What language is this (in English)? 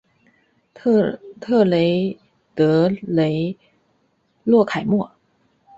Chinese